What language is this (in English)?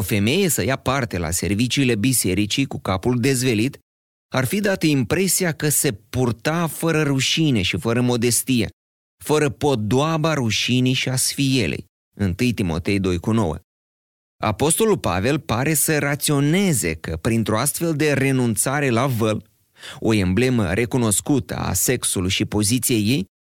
Romanian